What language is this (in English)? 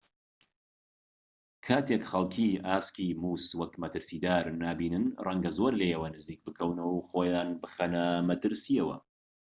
Central Kurdish